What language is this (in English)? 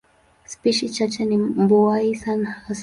Swahili